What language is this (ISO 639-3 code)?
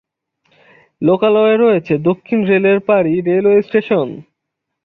ben